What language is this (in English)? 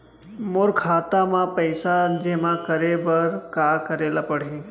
Chhattisgarhi